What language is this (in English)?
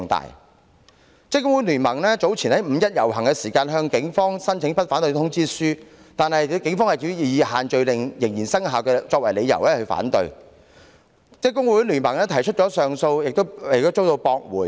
Cantonese